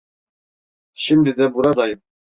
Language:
Turkish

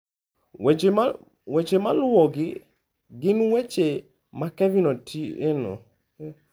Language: Luo (Kenya and Tanzania)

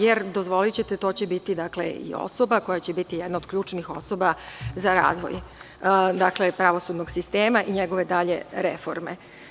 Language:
Serbian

